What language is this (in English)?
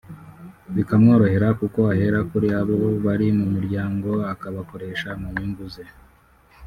Kinyarwanda